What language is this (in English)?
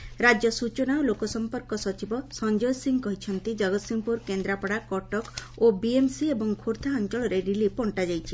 Odia